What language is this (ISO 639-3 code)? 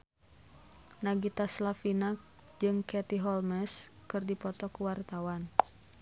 sun